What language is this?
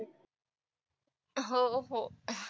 Marathi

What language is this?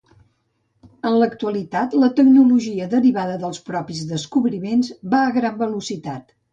Catalan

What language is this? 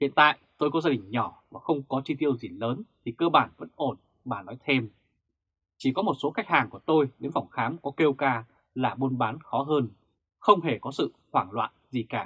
Vietnamese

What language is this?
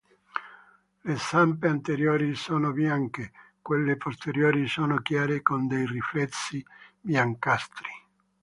Italian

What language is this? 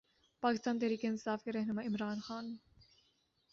Urdu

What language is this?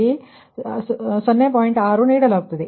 Kannada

